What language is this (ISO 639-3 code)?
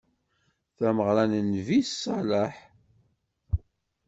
kab